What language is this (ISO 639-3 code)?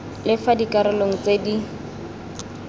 tsn